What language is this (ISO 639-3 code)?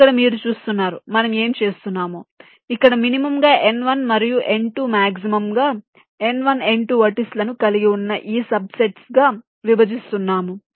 tel